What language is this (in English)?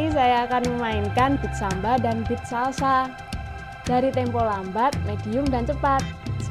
Indonesian